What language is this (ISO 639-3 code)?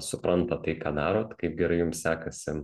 lit